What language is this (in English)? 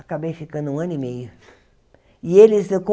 Portuguese